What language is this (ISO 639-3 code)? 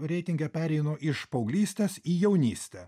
lit